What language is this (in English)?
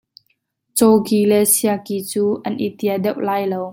Hakha Chin